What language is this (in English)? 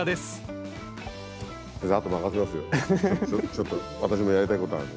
Japanese